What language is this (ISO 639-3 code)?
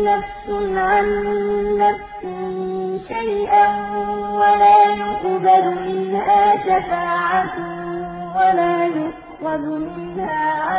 ara